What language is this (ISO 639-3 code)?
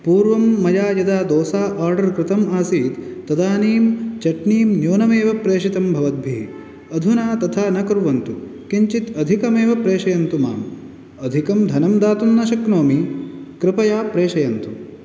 san